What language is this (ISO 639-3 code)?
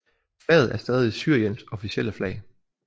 dan